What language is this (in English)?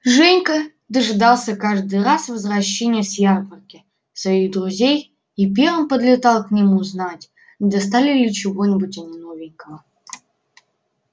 Russian